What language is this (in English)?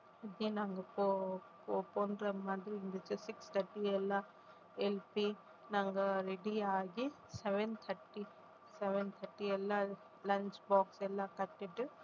Tamil